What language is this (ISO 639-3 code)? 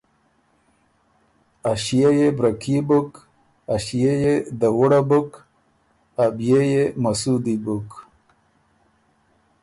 oru